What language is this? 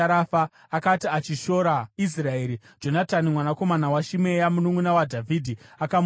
Shona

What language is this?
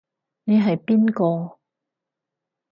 Cantonese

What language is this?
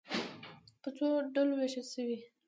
Pashto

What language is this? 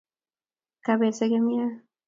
Kalenjin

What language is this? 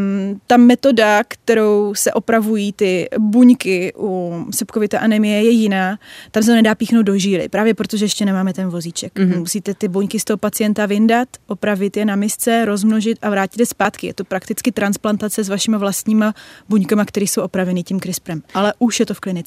Czech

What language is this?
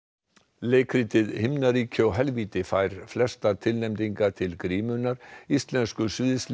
Icelandic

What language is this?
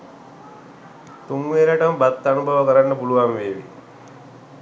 Sinhala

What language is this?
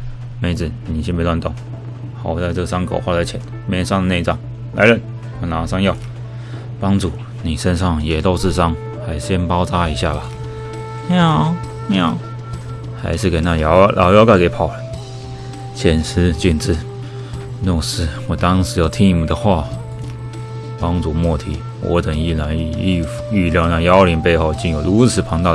Chinese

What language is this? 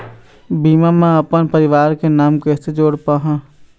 Chhattisgarhi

